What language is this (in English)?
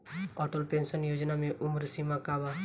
Bhojpuri